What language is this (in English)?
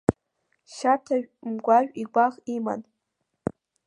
Abkhazian